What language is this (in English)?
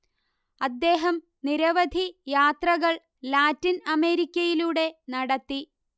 Malayalam